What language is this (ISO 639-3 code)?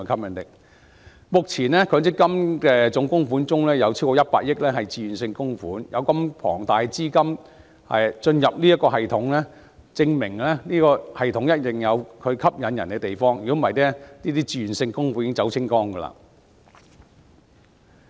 yue